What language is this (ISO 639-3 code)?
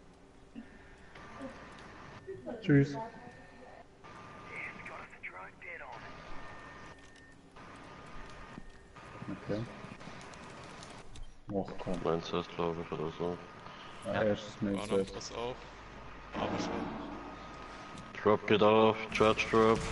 deu